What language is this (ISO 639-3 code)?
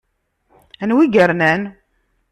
kab